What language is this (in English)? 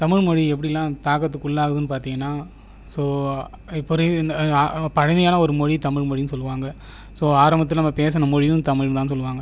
Tamil